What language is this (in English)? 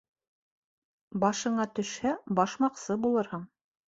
Bashkir